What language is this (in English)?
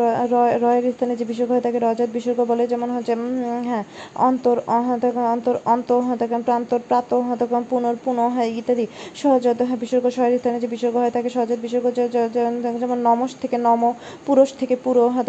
Bangla